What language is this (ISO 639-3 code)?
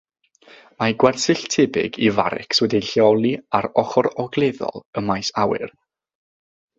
cym